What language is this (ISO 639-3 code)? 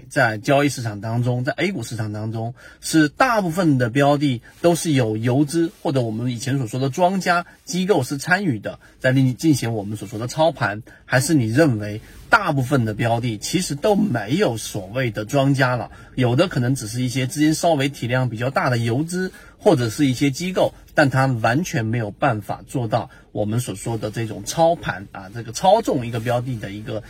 zho